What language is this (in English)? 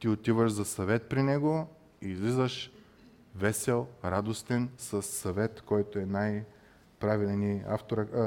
Bulgarian